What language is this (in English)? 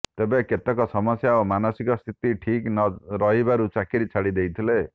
Odia